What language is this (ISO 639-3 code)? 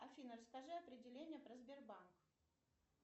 rus